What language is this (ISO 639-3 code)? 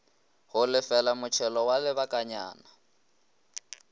nso